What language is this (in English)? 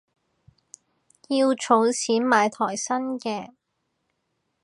Cantonese